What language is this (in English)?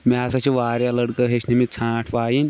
Kashmiri